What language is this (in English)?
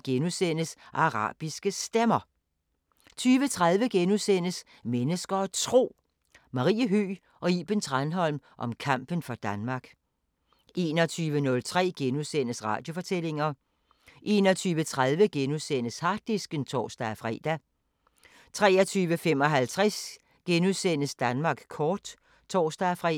Danish